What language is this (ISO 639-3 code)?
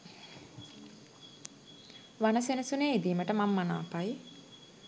sin